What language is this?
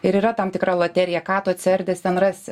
Lithuanian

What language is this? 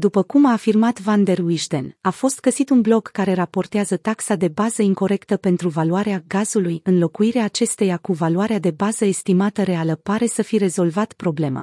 Romanian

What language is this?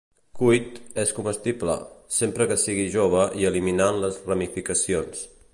Catalan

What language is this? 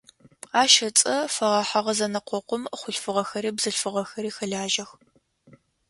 Adyghe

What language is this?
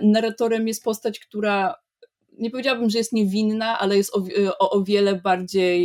Polish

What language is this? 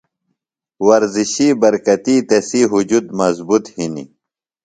Phalura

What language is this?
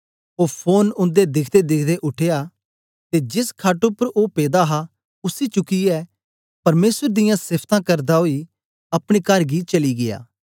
Dogri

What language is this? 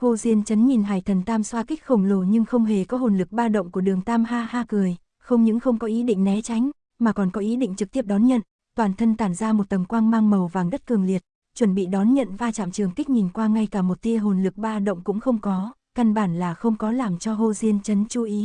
Vietnamese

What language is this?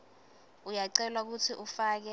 Swati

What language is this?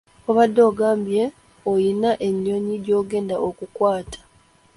Ganda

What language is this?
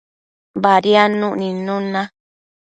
Matsés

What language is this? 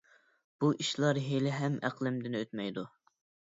Uyghur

